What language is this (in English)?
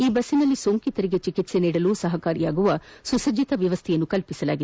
Kannada